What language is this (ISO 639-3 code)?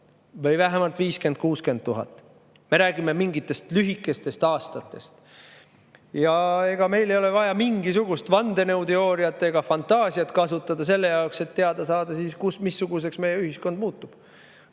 est